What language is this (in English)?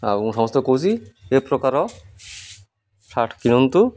Odia